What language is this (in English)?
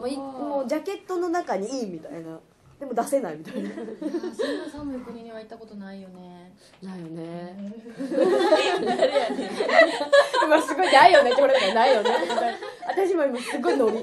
Japanese